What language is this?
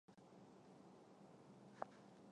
Chinese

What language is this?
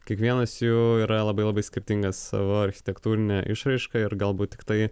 Lithuanian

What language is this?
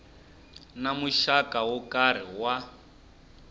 Tsonga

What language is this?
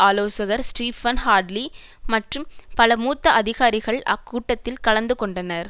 Tamil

